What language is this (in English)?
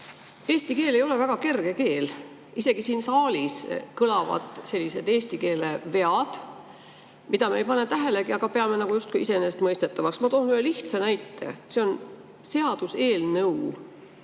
Estonian